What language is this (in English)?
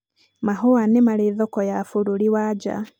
Kikuyu